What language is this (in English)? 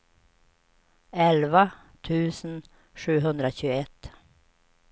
Swedish